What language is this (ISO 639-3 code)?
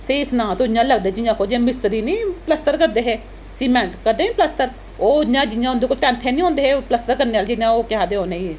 doi